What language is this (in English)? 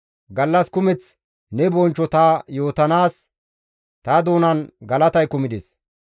Gamo